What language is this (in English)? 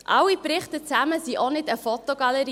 Swiss German